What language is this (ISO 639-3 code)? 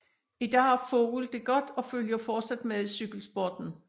dan